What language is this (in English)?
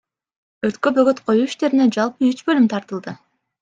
Kyrgyz